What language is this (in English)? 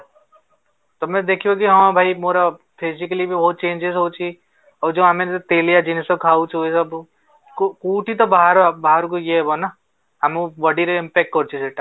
Odia